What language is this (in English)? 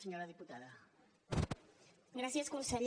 Catalan